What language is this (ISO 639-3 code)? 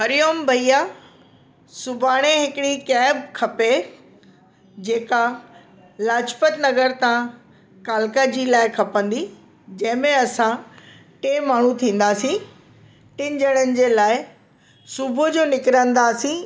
snd